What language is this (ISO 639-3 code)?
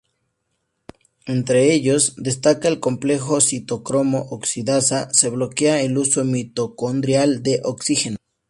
spa